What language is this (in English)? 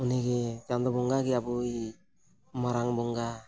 Santali